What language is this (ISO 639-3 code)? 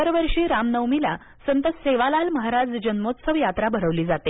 mar